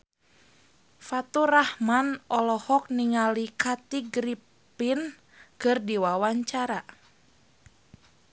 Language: Sundanese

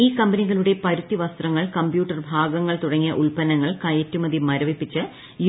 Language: Malayalam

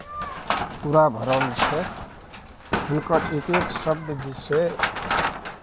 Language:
Maithili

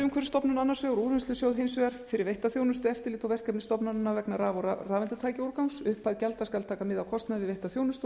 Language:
Icelandic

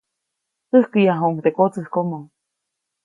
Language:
Copainalá Zoque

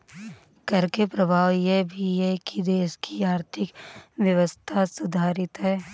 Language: Hindi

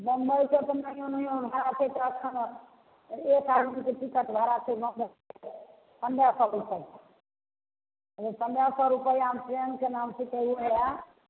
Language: Maithili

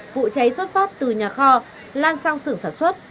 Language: Vietnamese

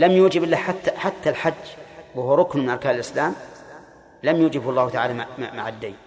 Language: Arabic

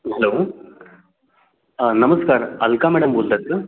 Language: Marathi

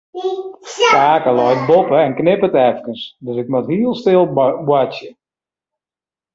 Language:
Western Frisian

